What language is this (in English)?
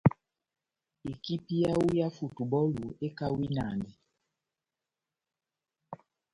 Batanga